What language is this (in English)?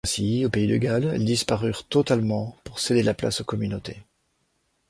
French